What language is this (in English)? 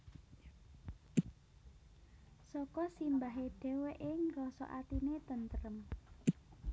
Javanese